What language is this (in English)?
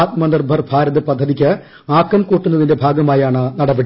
Malayalam